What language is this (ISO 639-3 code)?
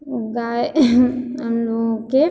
mai